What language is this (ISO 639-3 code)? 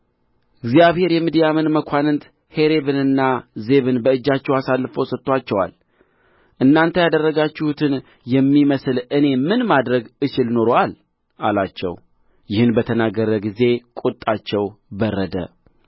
amh